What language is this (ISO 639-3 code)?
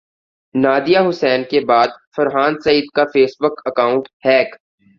urd